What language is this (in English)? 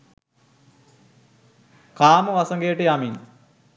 Sinhala